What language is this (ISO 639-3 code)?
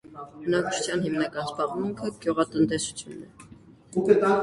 hye